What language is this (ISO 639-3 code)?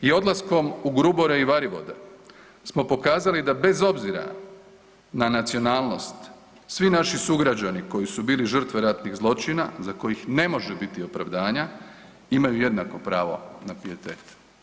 hrv